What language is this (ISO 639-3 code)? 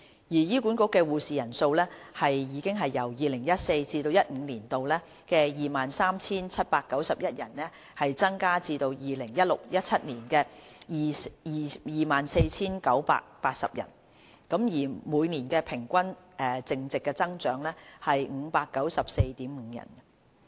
yue